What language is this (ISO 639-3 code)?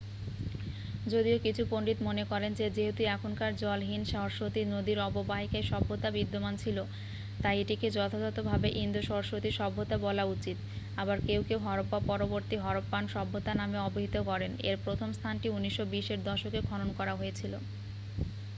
ben